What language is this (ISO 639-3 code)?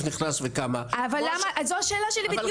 heb